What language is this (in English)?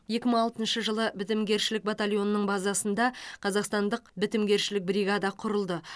Kazakh